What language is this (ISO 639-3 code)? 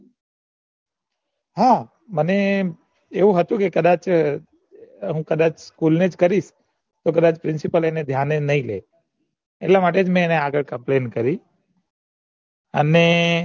guj